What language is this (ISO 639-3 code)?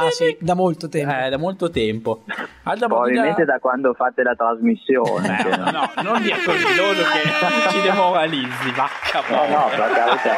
ita